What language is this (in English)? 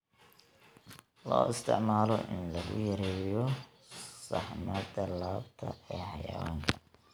Somali